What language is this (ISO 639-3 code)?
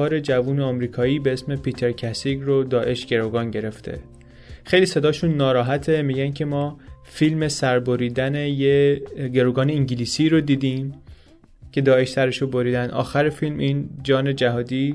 fas